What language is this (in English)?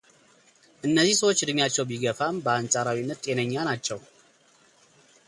Amharic